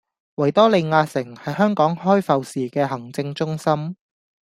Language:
Cantonese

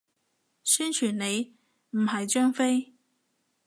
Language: Cantonese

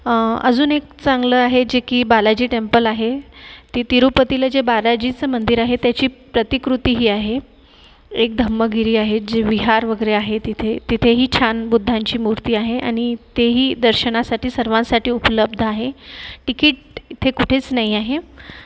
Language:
Marathi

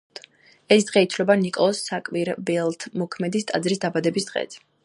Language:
Georgian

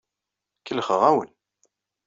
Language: Kabyle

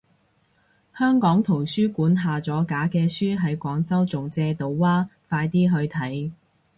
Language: Cantonese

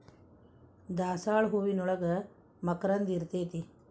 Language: Kannada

